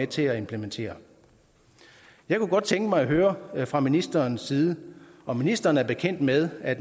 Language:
Danish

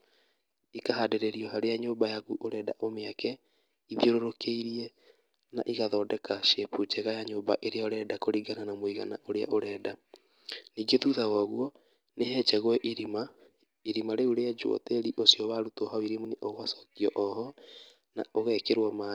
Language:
Kikuyu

